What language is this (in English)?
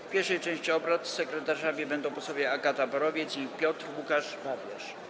Polish